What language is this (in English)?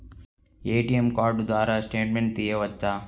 Telugu